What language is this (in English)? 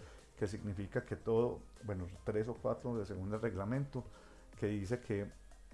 Spanish